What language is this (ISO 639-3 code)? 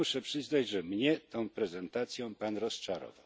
pol